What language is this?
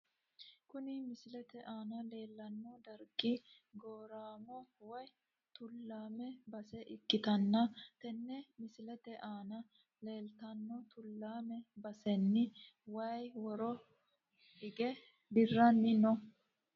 Sidamo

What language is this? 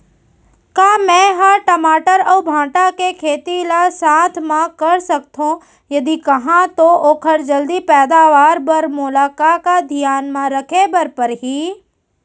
Chhattisgarhi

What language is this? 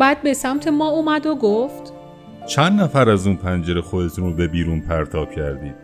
Persian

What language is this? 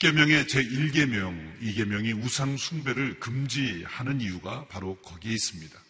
Korean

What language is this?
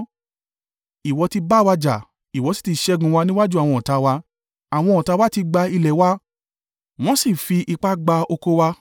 Yoruba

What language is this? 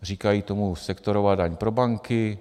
Czech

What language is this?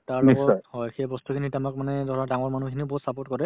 Assamese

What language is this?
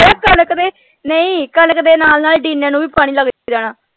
Punjabi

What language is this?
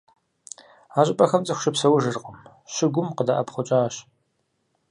Kabardian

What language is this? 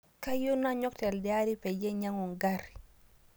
Masai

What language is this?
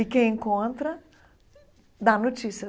Portuguese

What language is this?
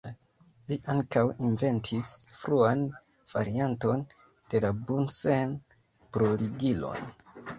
Esperanto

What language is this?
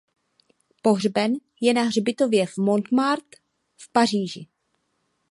Czech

